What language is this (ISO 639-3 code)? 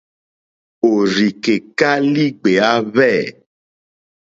bri